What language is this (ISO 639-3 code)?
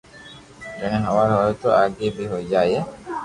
lrk